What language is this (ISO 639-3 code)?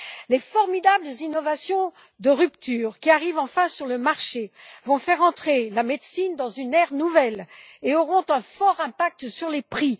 fra